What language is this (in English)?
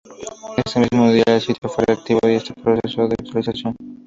Spanish